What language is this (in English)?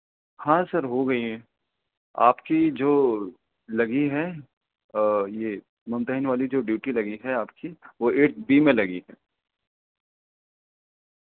Urdu